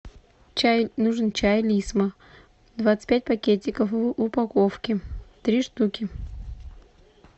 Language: Russian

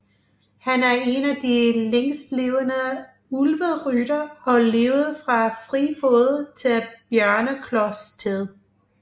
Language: Danish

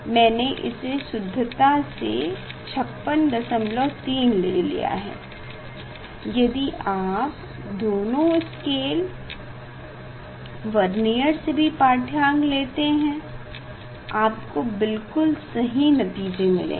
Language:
Hindi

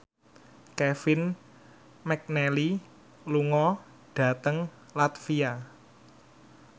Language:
Javanese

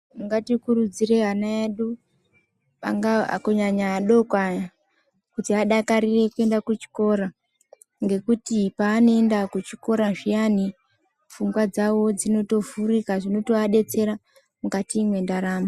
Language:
Ndau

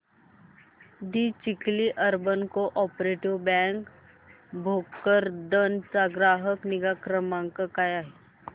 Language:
Marathi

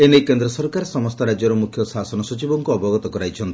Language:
Odia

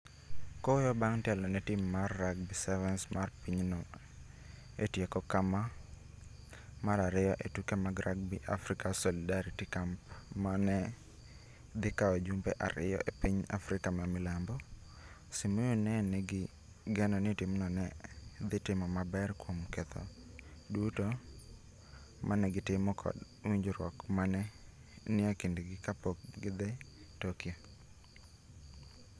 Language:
Luo (Kenya and Tanzania)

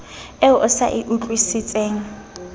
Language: Southern Sotho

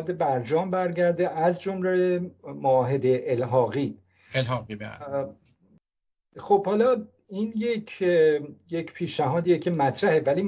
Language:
Persian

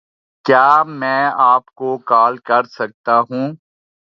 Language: Urdu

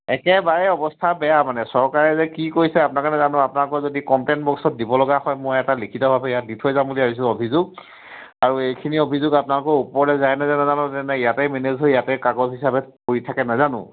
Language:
Assamese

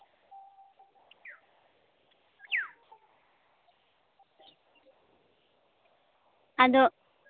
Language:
Santali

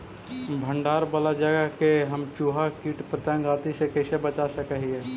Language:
Magahi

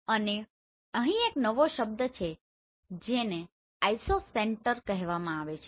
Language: Gujarati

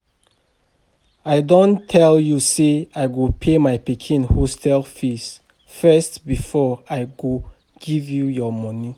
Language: Nigerian Pidgin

